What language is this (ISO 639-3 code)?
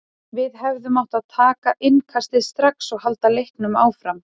isl